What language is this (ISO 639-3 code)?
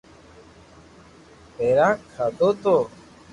lrk